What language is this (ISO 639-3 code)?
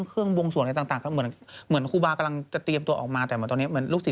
tha